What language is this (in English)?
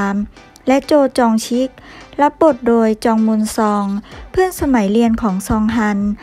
Thai